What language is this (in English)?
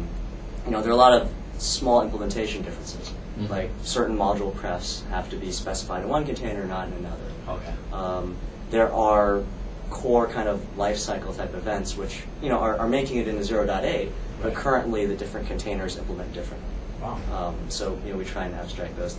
English